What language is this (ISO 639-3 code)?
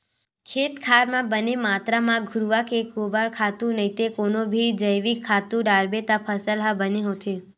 hne